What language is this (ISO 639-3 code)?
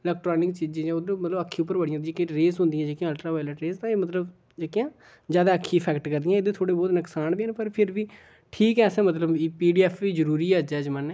doi